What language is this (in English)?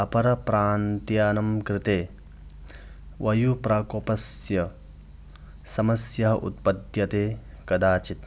Sanskrit